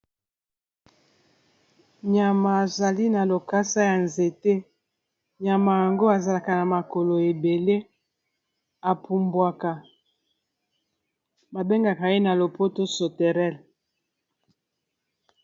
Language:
Lingala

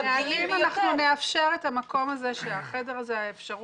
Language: Hebrew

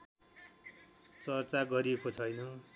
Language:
Nepali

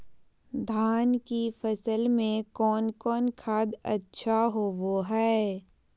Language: Magahi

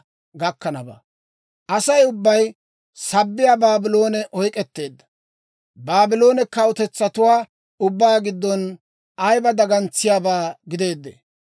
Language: Dawro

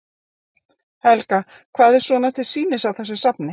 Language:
Icelandic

